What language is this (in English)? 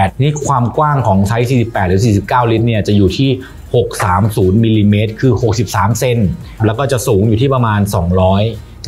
Thai